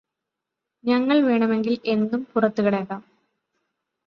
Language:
Malayalam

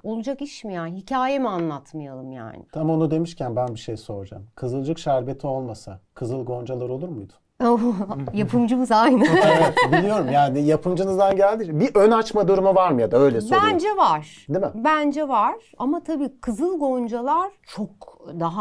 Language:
Turkish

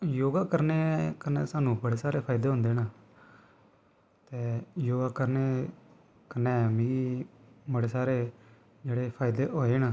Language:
Dogri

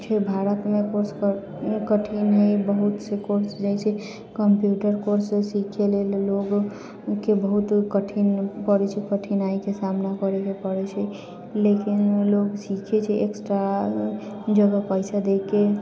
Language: Maithili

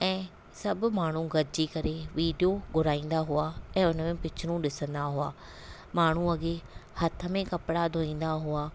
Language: Sindhi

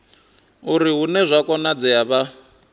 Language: Venda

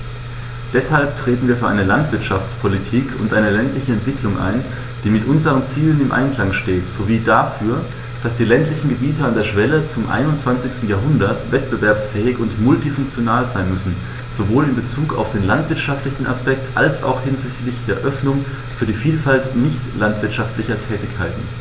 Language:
German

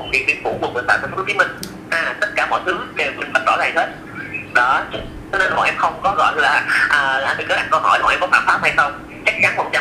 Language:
Vietnamese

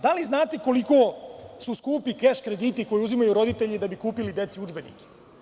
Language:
Serbian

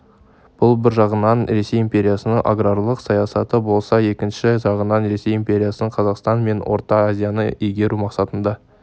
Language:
Kazakh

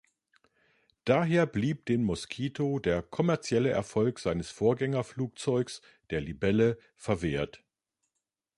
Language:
German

